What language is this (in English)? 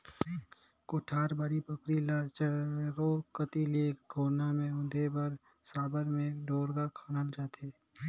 Chhattisgarhi